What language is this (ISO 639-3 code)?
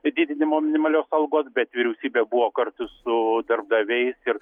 lit